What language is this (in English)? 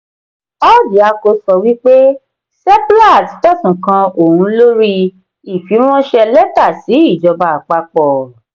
Yoruba